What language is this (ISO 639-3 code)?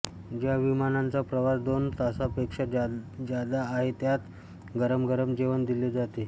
mar